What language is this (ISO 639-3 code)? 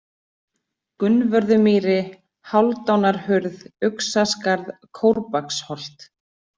isl